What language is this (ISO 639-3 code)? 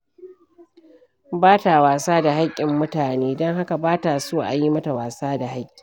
hau